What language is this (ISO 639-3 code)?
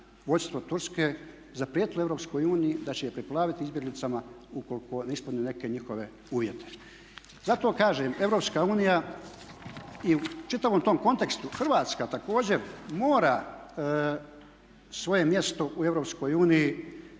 hrv